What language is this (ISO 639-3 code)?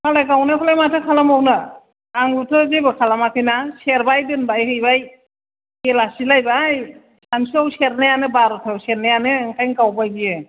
brx